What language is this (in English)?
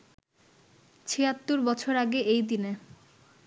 Bangla